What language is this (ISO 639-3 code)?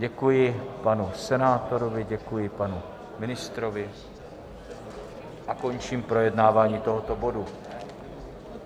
ces